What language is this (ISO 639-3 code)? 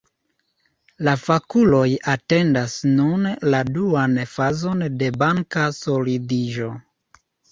epo